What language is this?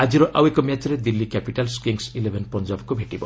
Odia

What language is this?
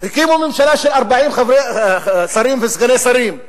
Hebrew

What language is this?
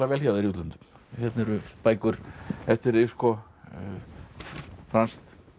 Icelandic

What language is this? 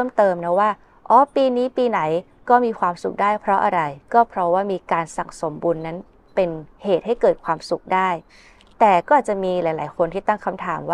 Thai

